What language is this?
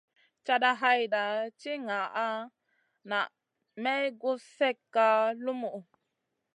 Masana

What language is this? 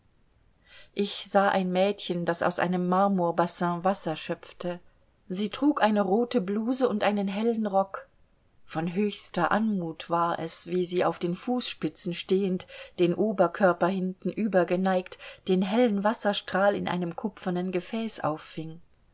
German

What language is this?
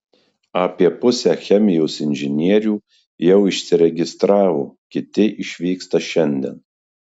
Lithuanian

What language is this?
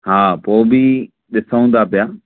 Sindhi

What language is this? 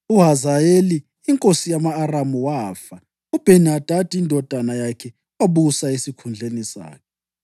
North Ndebele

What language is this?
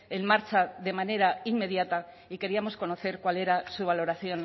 Spanish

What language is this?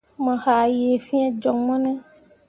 Mundang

